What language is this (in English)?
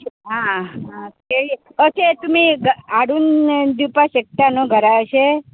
Konkani